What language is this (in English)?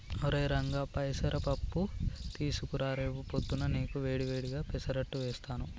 Telugu